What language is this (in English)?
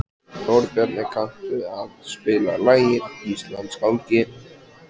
Icelandic